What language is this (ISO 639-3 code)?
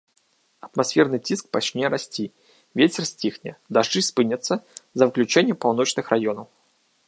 bel